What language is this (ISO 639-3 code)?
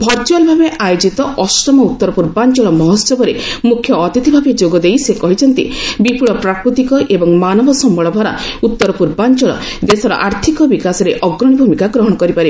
ori